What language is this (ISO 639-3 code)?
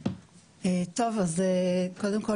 heb